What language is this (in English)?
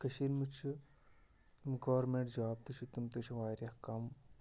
Kashmiri